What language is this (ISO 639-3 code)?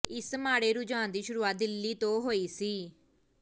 pan